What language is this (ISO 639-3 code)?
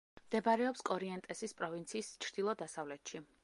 kat